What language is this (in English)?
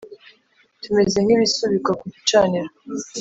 Kinyarwanda